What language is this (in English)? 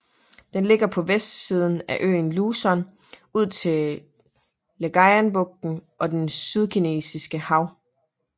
Danish